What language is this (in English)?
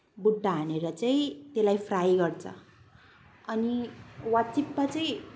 Nepali